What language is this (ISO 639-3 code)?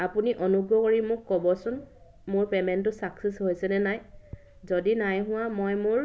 asm